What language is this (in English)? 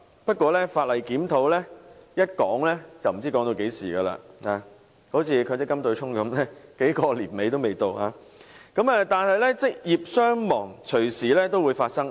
Cantonese